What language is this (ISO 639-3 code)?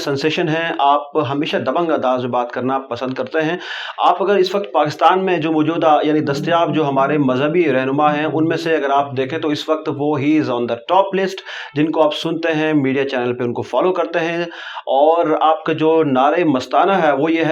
urd